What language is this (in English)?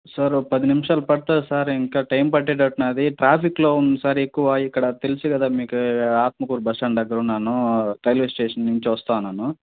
Telugu